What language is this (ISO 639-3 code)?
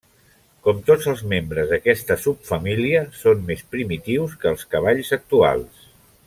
cat